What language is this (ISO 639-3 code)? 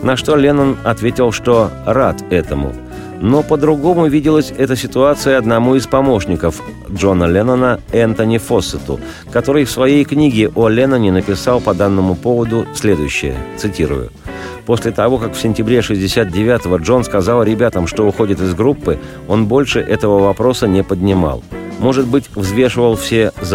rus